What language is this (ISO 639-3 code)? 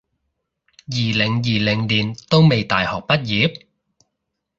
yue